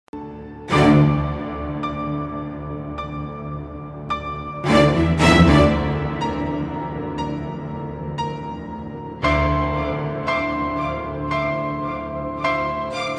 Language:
Turkish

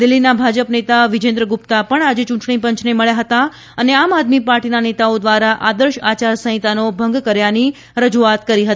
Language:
Gujarati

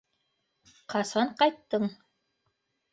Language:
Bashkir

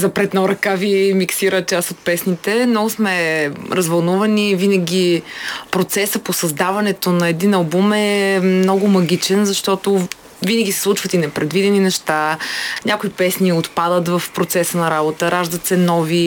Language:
Bulgarian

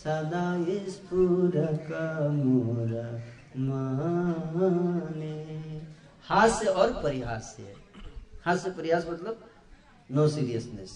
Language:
Hindi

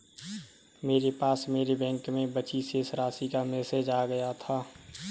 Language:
Hindi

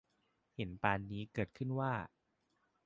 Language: Thai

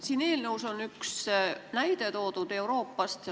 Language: Estonian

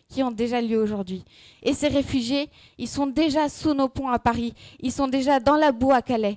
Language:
French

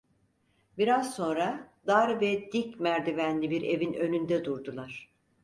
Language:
Turkish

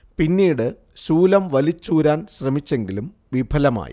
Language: Malayalam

